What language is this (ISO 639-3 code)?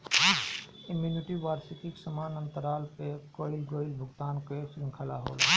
bho